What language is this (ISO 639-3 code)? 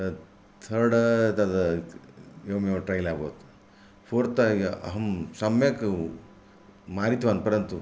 san